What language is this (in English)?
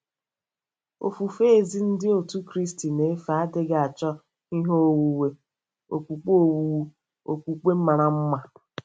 Igbo